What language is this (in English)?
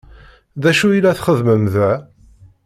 Kabyle